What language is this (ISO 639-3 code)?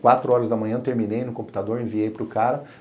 por